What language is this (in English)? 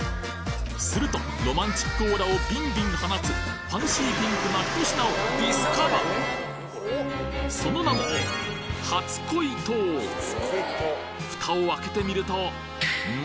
Japanese